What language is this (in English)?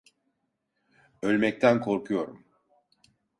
Turkish